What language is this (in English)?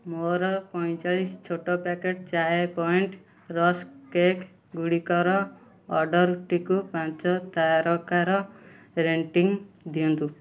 Odia